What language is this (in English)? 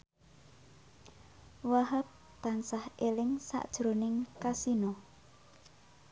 Javanese